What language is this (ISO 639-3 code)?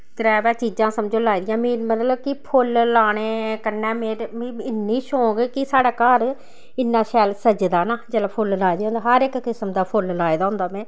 doi